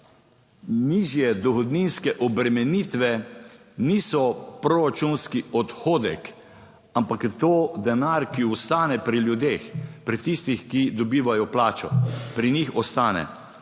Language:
Slovenian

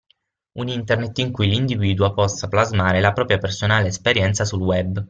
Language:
Italian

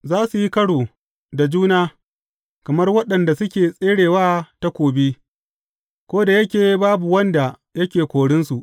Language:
Hausa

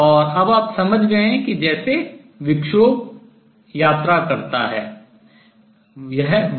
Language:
Hindi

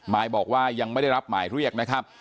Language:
Thai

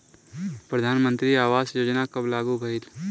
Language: Bhojpuri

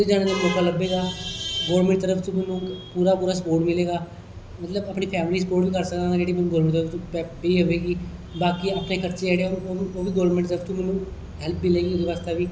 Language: Dogri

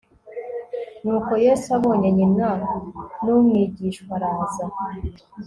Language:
Kinyarwanda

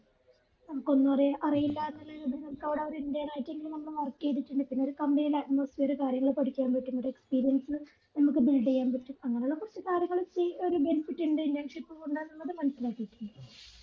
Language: Malayalam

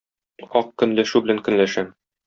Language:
Tatar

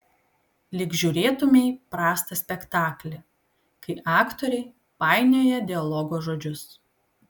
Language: Lithuanian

